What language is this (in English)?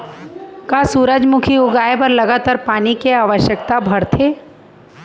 Chhattisgarhi